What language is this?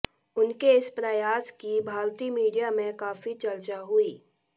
Hindi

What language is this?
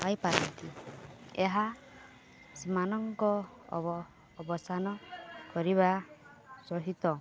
Odia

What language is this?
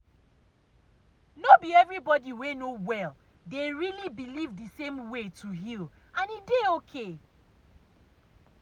Nigerian Pidgin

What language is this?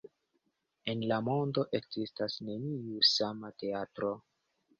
Esperanto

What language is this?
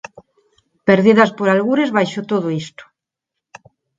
Galician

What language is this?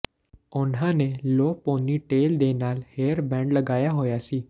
Punjabi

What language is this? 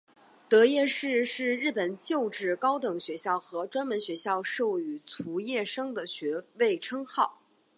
Chinese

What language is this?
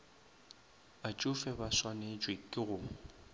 Northern Sotho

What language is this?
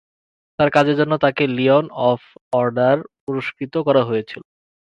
Bangla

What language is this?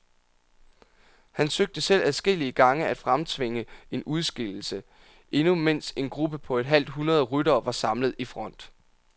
Danish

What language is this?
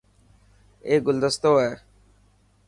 Dhatki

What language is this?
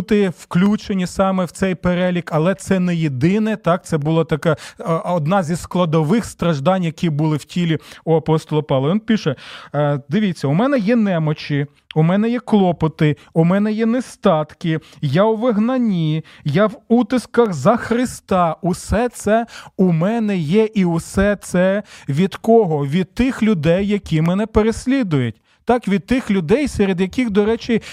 Ukrainian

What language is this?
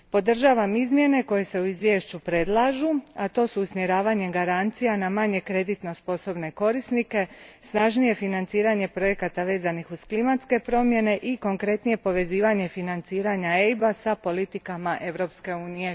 Croatian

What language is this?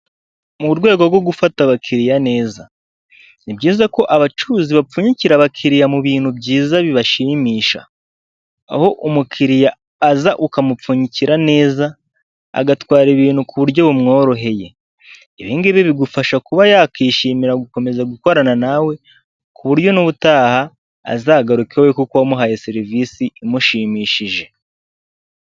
Kinyarwanda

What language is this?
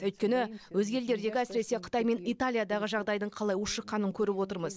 Kazakh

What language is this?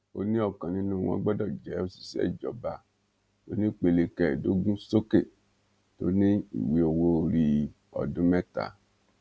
Yoruba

